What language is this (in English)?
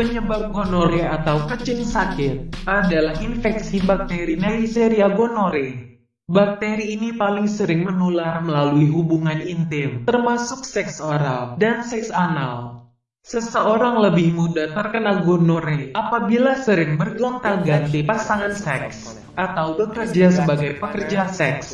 Indonesian